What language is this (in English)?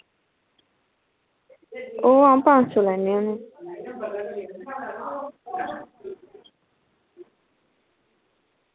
Dogri